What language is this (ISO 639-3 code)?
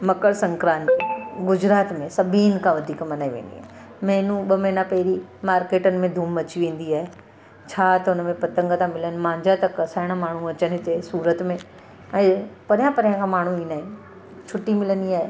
snd